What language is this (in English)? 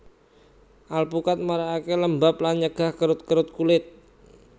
Javanese